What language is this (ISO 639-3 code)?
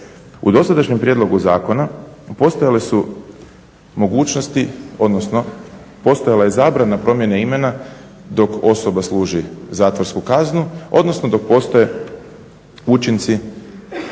hrv